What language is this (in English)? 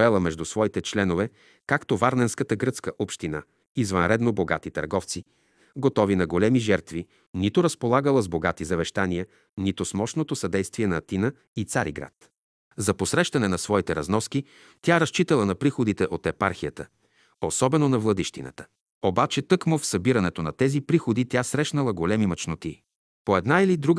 Bulgarian